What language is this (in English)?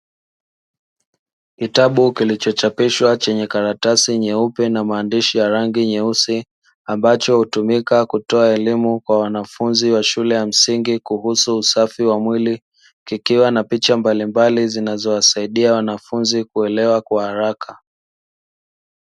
Swahili